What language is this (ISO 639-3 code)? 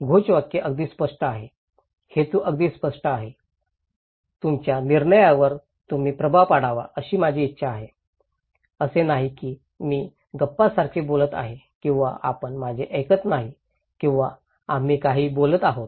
mar